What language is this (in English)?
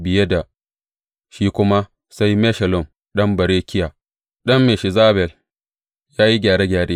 Hausa